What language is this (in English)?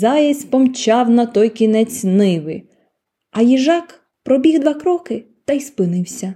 Ukrainian